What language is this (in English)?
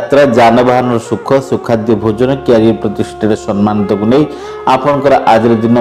Indonesian